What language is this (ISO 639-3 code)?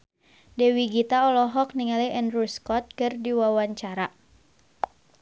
sun